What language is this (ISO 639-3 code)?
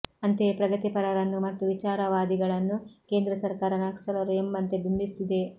kan